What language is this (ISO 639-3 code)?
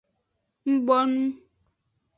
ajg